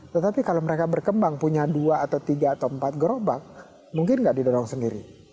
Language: Indonesian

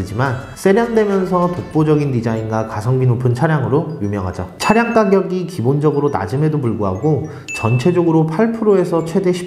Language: Korean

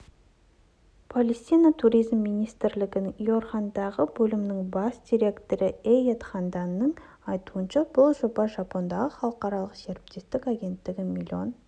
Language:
Kazakh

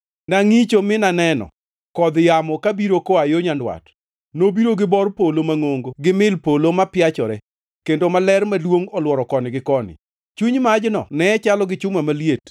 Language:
Luo (Kenya and Tanzania)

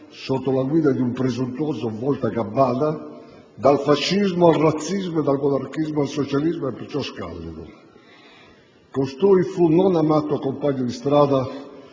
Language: Italian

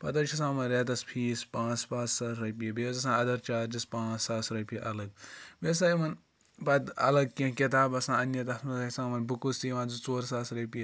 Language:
Kashmiri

